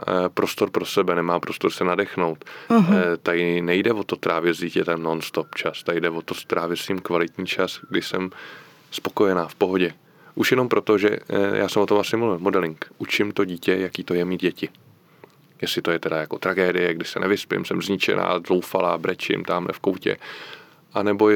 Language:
Czech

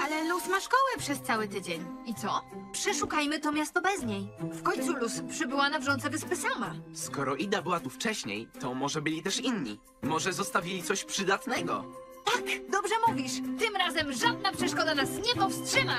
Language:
Polish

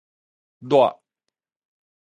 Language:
Min Nan Chinese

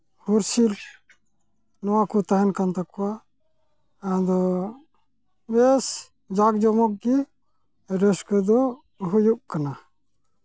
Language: Santali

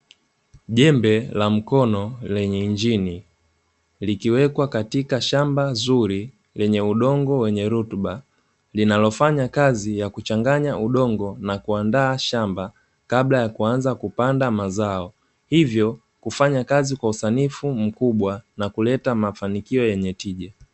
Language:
Swahili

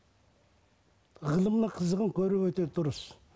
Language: Kazakh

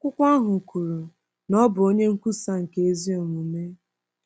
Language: Igbo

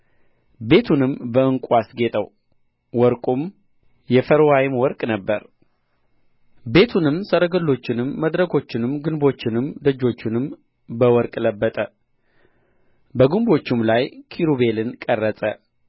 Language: Amharic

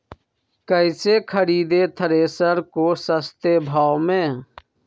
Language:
Magahi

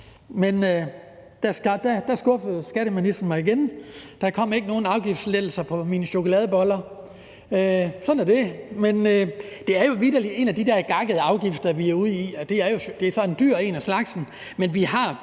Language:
Danish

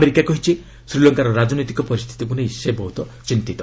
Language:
Odia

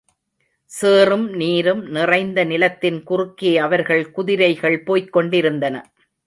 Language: Tamil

